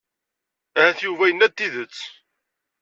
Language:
Kabyle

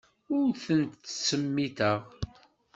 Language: Kabyle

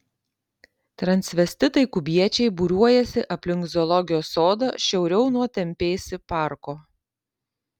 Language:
Lithuanian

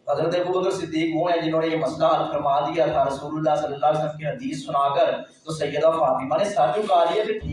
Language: Urdu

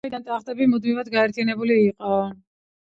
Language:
Georgian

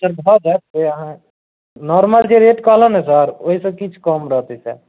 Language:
Maithili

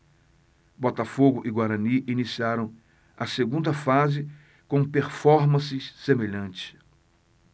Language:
Portuguese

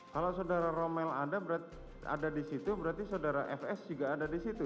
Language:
Indonesian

